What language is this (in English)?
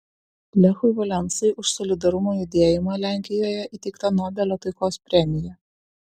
Lithuanian